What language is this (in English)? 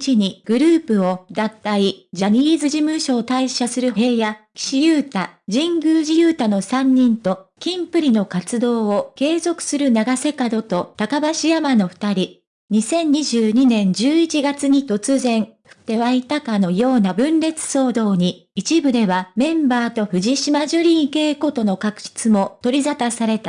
Japanese